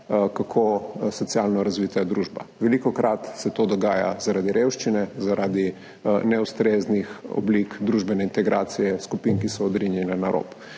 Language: Slovenian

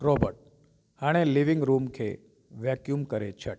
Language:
Sindhi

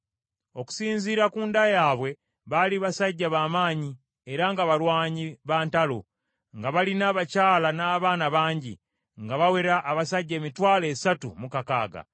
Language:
Ganda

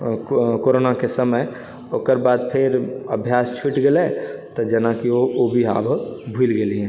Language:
Maithili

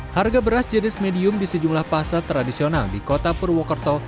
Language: Indonesian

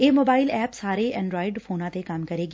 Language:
Punjabi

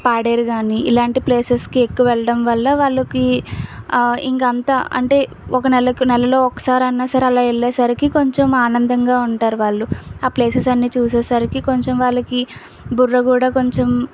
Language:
Telugu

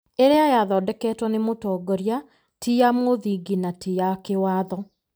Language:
Kikuyu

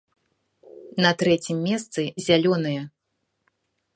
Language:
Belarusian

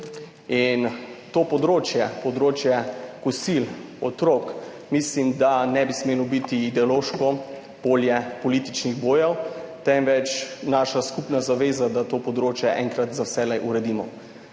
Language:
Slovenian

